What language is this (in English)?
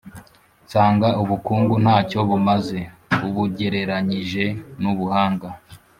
Kinyarwanda